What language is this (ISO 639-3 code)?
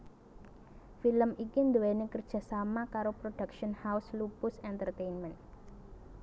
jav